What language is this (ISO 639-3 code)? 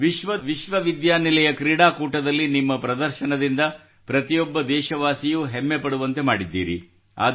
kan